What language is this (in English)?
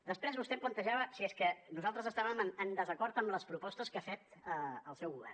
Catalan